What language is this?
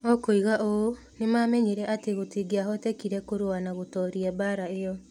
Kikuyu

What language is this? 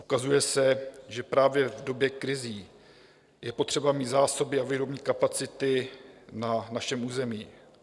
Czech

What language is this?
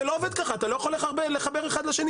Hebrew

